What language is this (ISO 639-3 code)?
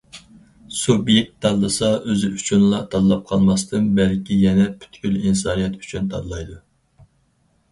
uig